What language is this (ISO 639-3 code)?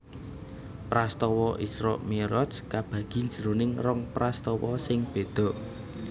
jav